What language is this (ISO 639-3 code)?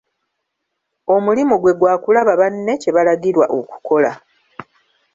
lug